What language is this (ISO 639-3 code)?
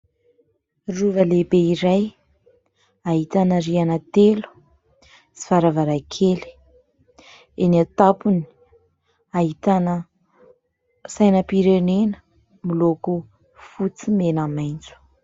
mlg